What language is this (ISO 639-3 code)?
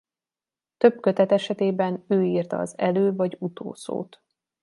hun